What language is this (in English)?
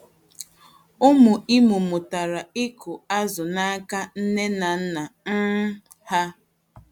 Igbo